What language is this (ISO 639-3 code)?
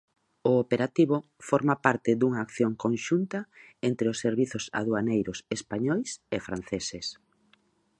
glg